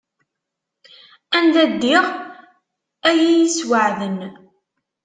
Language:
Kabyle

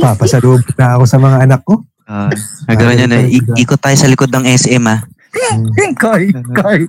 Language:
Filipino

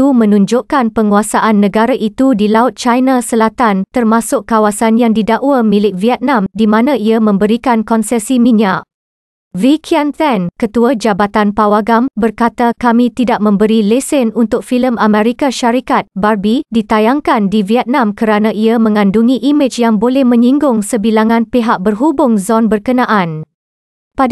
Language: Malay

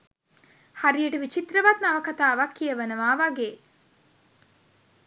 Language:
Sinhala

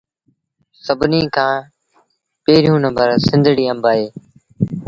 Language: Sindhi Bhil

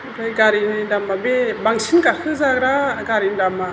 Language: Bodo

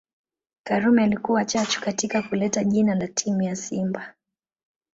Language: Swahili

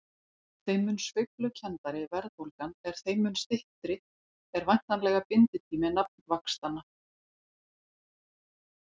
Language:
Icelandic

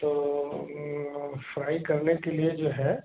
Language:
Hindi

